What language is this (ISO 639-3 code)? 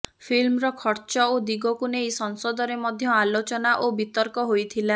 ori